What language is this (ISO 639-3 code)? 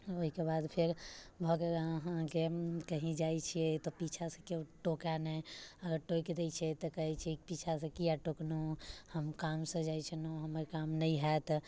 mai